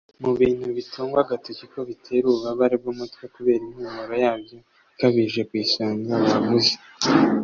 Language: Kinyarwanda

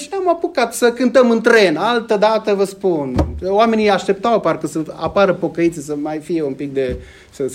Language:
Romanian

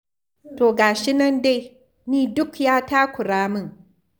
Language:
Hausa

